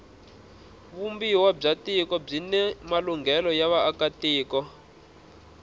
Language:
Tsonga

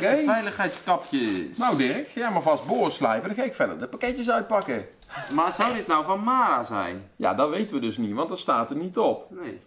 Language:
Dutch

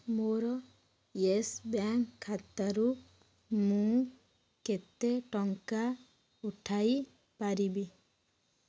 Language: Odia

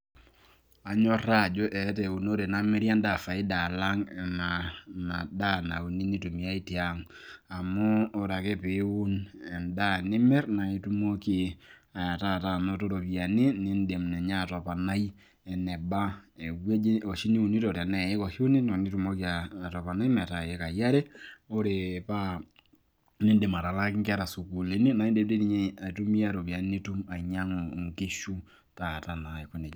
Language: Masai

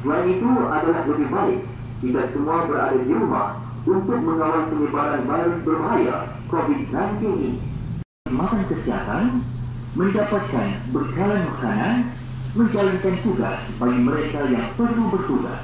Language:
Malay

